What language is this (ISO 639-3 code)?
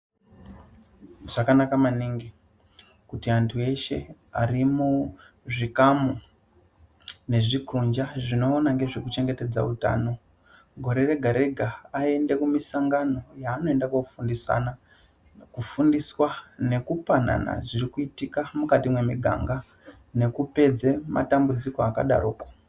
ndc